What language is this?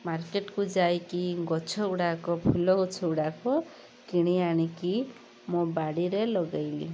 Odia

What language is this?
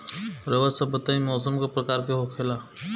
Bhojpuri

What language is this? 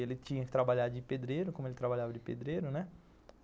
Portuguese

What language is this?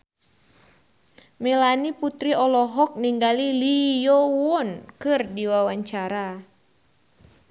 Sundanese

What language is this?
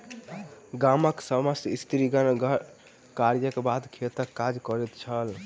Maithili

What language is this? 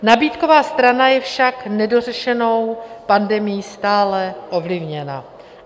Czech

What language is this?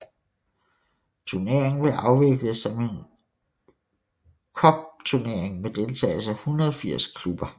Danish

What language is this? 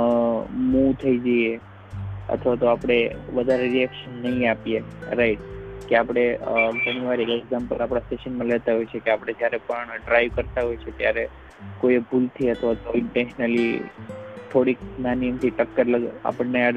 Gujarati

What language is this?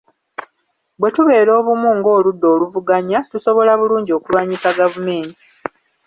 Ganda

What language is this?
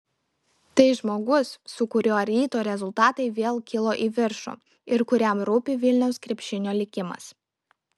Lithuanian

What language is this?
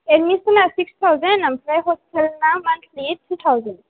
Bodo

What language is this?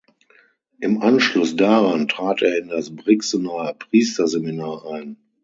German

